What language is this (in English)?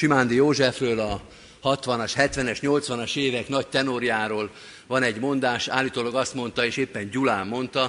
Hungarian